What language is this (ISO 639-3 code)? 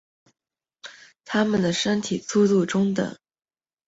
zho